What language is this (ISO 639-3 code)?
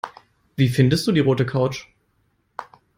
deu